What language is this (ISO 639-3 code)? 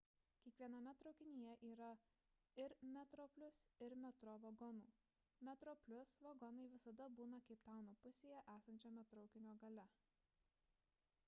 lit